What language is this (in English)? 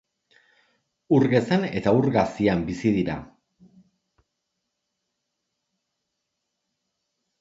Basque